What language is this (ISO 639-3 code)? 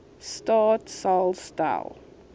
afr